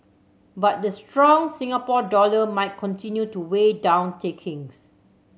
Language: English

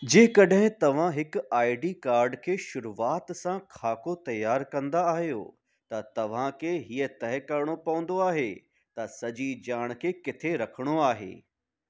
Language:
Sindhi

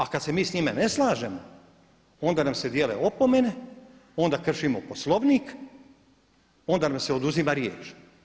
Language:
Croatian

